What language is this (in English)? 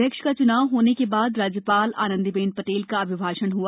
Hindi